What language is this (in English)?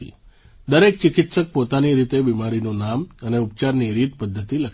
Gujarati